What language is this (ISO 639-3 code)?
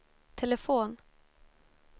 swe